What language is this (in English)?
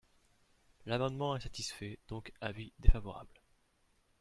French